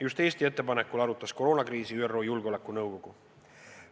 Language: Estonian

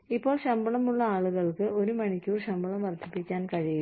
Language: Malayalam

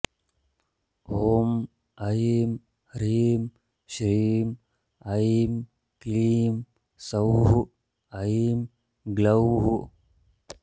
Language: Sanskrit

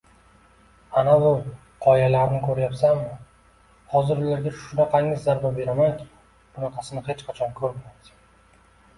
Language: Uzbek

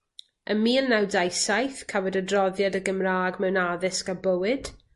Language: Welsh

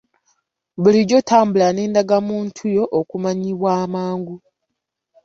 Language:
Ganda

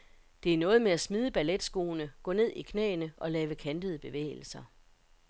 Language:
Danish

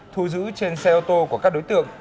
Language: Vietnamese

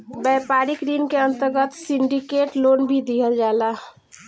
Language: Bhojpuri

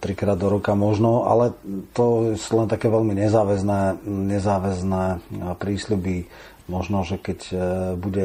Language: Slovak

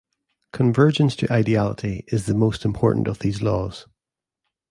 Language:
English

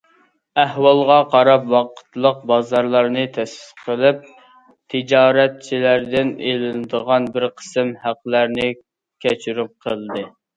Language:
Uyghur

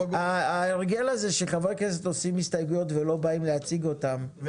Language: Hebrew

